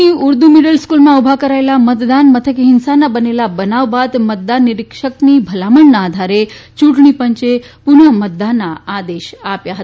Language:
Gujarati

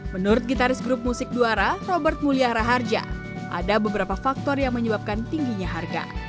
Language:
Indonesian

